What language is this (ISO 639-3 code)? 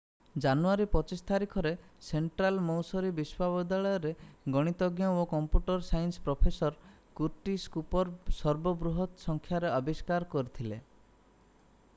ori